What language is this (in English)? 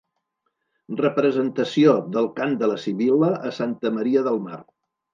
Catalan